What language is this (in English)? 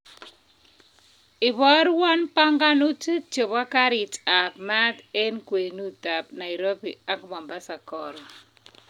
Kalenjin